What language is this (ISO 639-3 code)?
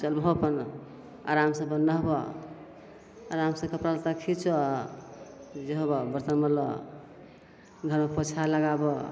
mai